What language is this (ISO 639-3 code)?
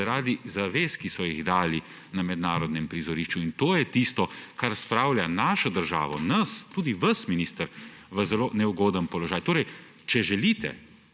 slv